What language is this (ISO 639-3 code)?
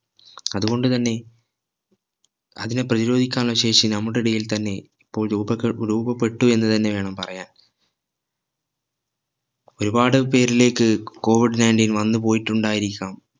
mal